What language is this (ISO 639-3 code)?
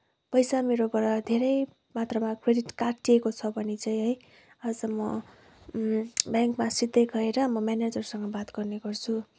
nep